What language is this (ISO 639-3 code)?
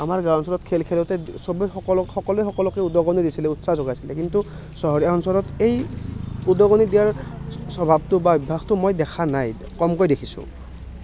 asm